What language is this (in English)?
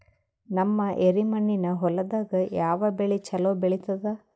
Kannada